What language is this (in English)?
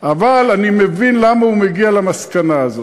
Hebrew